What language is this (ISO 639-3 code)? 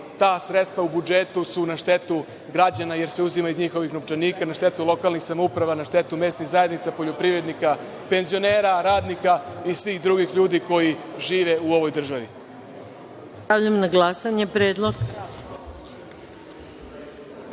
srp